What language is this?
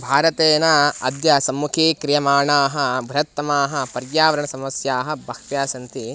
Sanskrit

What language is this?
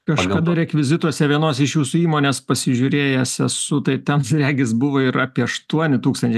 Lithuanian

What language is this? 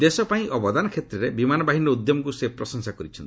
Odia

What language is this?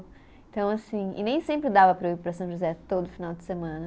Portuguese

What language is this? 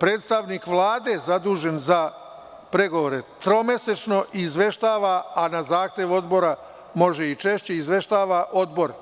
Serbian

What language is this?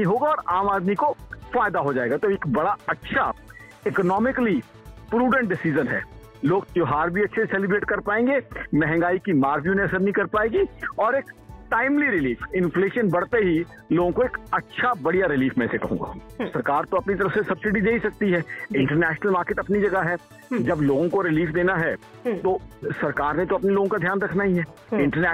Hindi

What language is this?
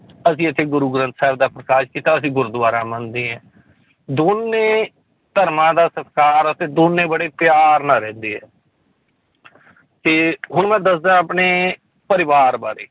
Punjabi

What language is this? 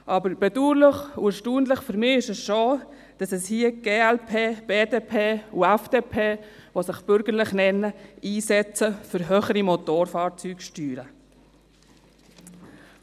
Swiss German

